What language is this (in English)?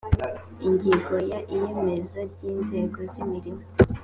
Kinyarwanda